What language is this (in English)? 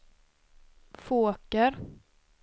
Swedish